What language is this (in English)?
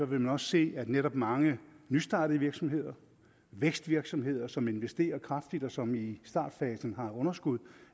Danish